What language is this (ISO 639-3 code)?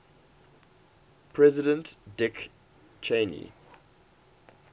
eng